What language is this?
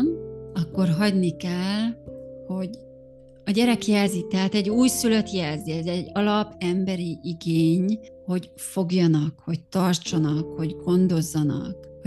Hungarian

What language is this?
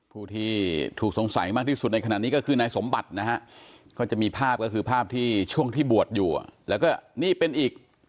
Thai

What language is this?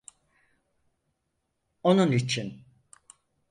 Turkish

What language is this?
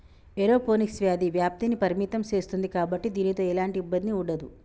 Telugu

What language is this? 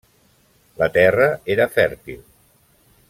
Catalan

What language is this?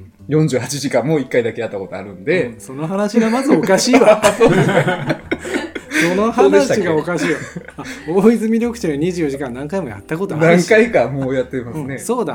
Japanese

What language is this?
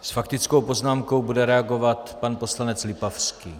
Czech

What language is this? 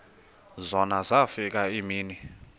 Xhosa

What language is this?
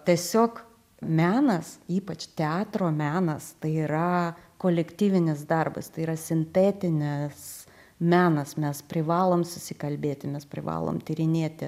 Lithuanian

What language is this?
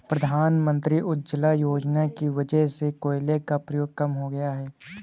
Hindi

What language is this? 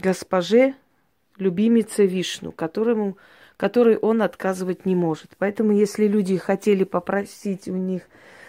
Russian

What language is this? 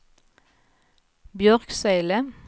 Swedish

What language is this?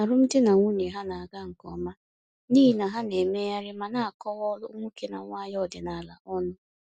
Igbo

